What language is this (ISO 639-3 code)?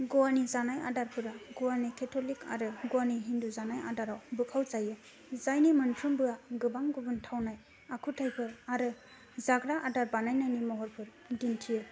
brx